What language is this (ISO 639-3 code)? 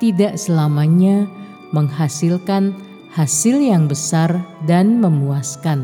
ind